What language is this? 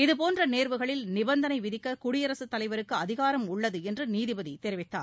Tamil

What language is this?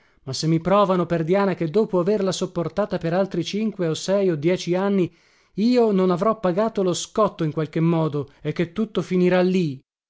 Italian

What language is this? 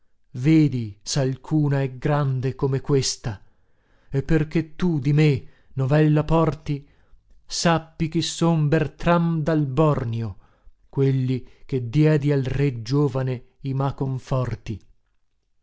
Italian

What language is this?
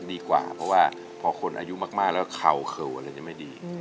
Thai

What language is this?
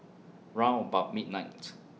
English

